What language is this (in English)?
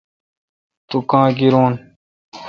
Kalkoti